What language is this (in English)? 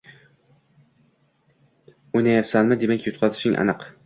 Uzbek